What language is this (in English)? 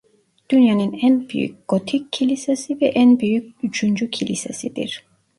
Turkish